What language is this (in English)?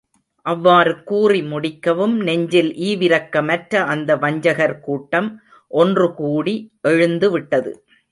Tamil